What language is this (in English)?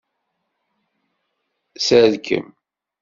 Kabyle